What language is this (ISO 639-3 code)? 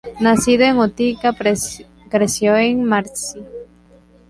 spa